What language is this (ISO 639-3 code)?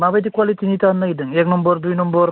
brx